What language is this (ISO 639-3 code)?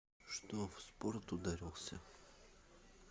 rus